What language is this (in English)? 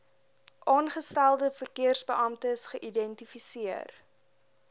Afrikaans